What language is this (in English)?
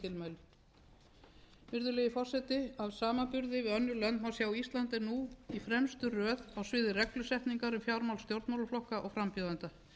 Icelandic